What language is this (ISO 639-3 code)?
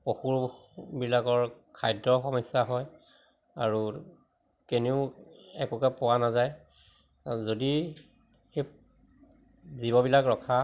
asm